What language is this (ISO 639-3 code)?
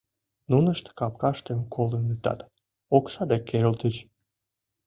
chm